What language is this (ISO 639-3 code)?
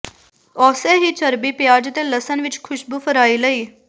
pan